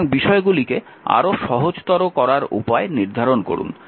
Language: Bangla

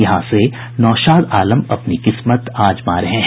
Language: Hindi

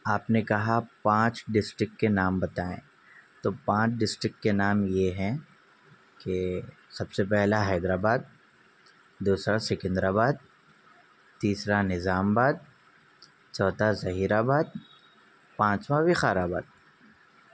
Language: Urdu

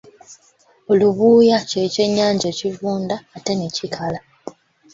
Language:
Ganda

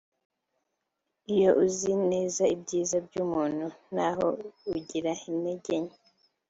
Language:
Kinyarwanda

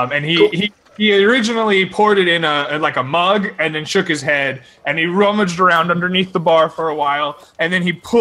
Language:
English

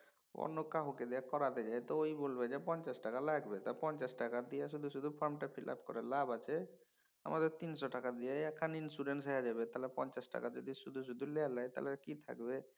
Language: Bangla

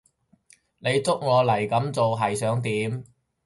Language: Cantonese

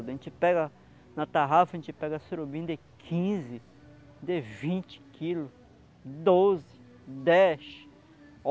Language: Portuguese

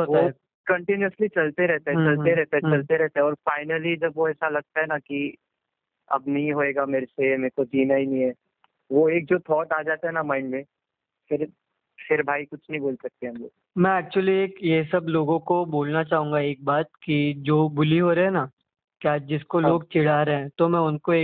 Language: Hindi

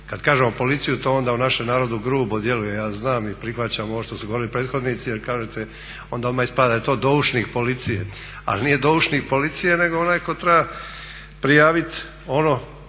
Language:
Croatian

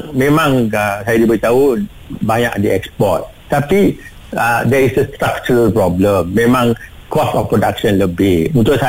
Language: Malay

